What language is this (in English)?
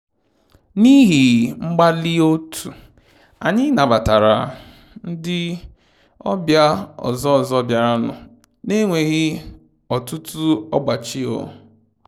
Igbo